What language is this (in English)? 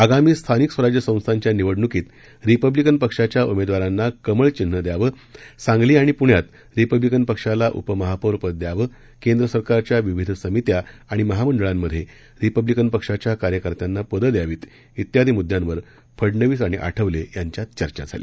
Marathi